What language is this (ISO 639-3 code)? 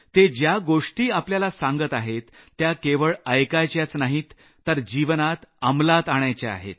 mar